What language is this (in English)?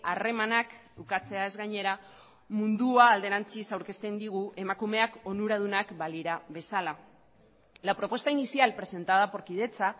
Basque